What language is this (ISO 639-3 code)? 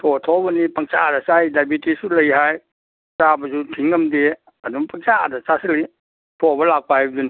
mni